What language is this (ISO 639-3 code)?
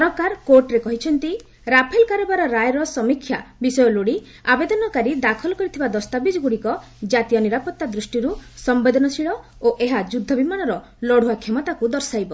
ori